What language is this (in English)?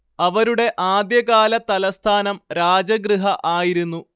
Malayalam